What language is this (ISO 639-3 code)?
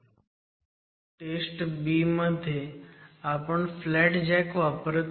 mar